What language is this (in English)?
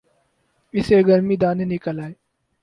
Urdu